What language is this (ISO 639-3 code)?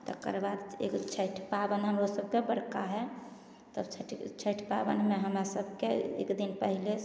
mai